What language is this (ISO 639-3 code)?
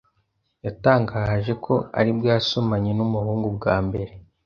kin